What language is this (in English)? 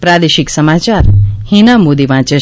Gujarati